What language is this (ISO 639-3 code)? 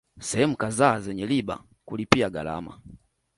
swa